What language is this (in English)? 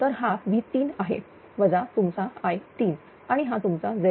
Marathi